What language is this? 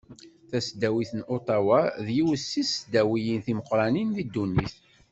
Kabyle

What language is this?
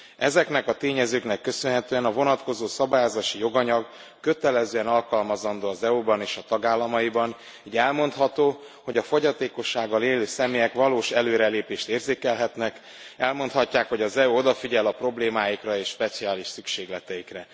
Hungarian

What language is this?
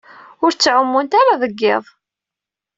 Kabyle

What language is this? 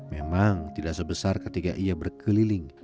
Indonesian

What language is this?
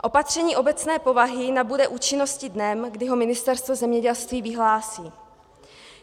Czech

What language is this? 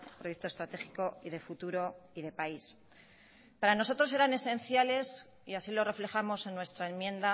Spanish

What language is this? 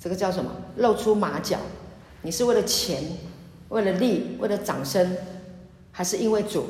Chinese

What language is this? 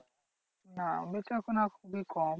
Bangla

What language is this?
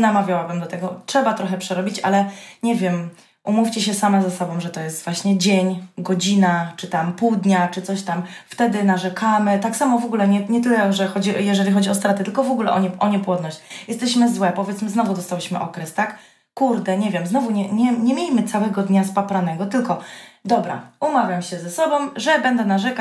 Polish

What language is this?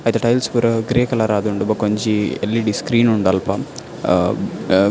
Tulu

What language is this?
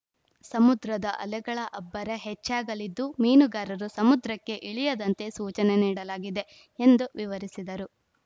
Kannada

